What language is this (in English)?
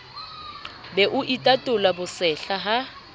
Southern Sotho